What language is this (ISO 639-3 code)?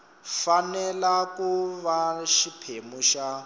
tso